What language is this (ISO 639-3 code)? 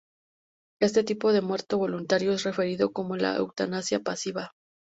spa